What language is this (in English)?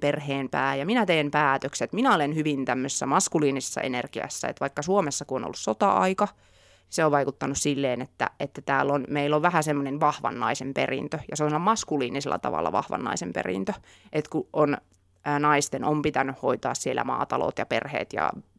Finnish